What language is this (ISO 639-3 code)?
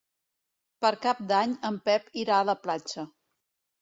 cat